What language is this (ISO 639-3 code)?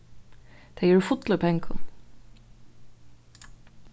fao